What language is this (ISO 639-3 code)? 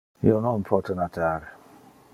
ina